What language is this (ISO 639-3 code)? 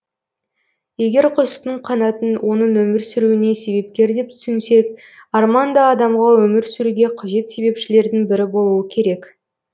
kaz